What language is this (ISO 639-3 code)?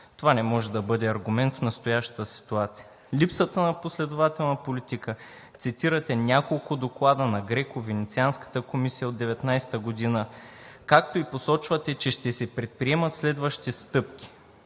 bul